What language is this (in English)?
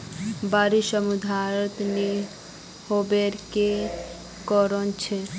Magahi